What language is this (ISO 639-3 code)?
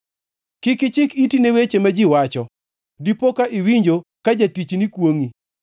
luo